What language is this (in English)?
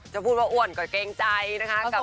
Thai